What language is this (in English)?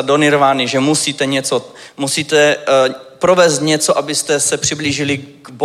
Czech